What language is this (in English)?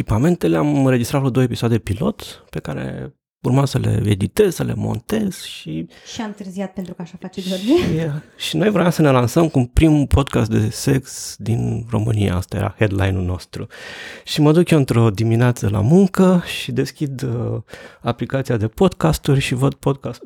Romanian